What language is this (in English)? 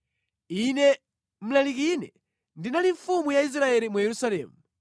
Nyanja